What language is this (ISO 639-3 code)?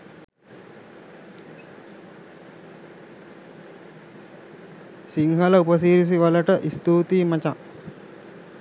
sin